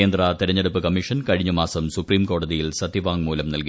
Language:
Malayalam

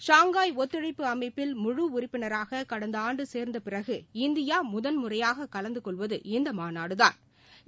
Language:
Tamil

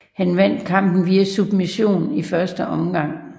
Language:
Danish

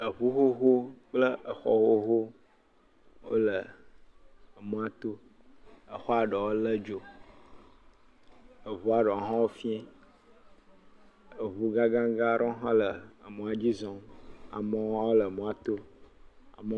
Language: Ewe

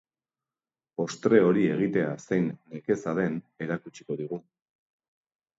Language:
Basque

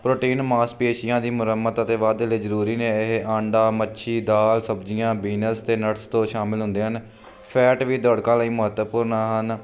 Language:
Punjabi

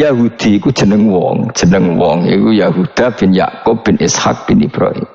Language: Indonesian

